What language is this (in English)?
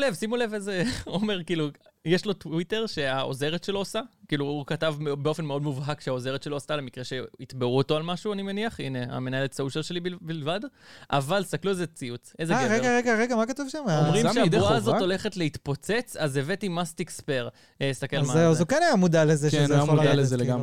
Hebrew